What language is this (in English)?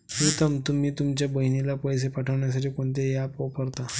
Marathi